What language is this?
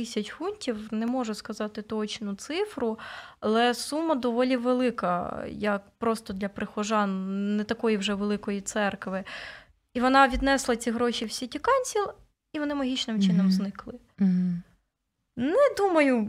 Ukrainian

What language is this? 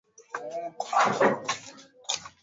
Swahili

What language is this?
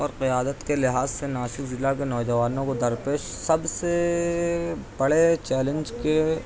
Urdu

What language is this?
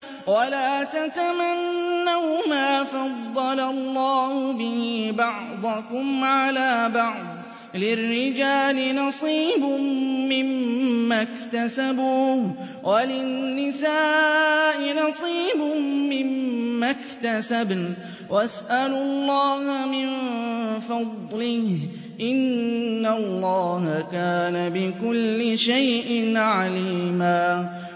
Arabic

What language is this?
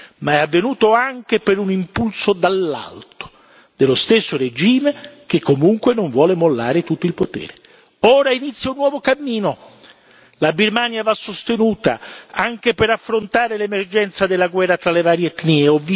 Italian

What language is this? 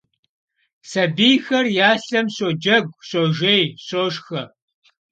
Kabardian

